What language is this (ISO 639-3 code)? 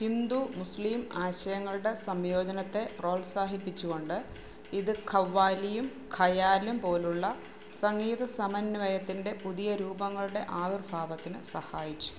mal